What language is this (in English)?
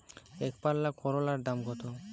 Bangla